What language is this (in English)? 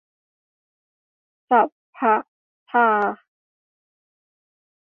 Thai